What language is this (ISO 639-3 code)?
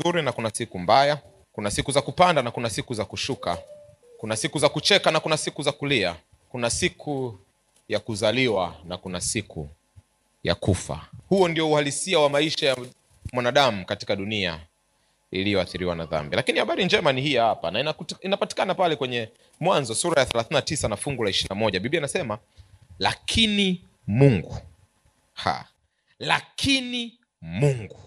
swa